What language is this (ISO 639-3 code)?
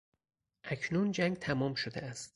fas